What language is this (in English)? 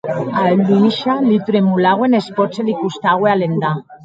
Occitan